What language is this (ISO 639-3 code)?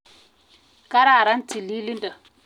kln